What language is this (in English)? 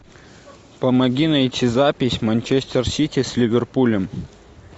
Russian